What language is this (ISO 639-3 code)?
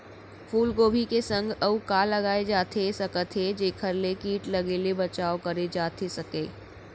hne